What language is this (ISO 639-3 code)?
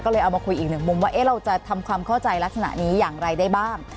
tha